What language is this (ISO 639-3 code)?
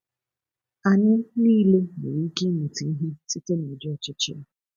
ibo